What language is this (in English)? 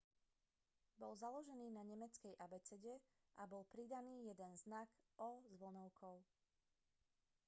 Slovak